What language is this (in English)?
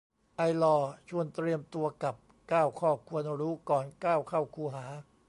Thai